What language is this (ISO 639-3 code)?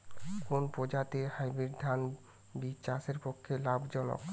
ben